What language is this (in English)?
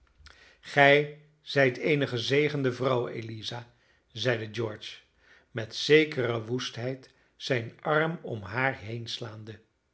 Dutch